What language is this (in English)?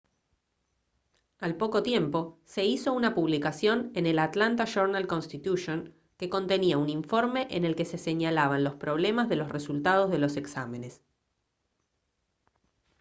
Spanish